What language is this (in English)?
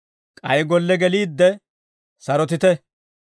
Dawro